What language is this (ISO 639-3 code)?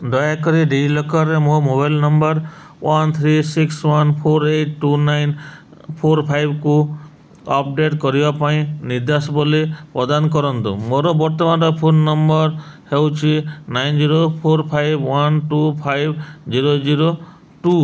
ori